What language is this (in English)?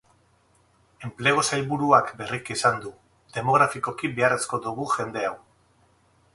Basque